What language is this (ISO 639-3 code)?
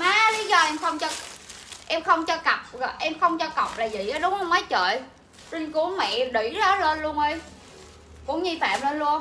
vie